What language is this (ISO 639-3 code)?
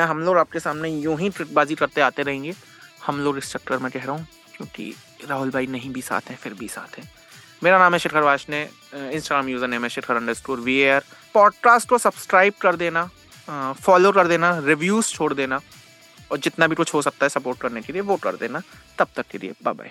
hin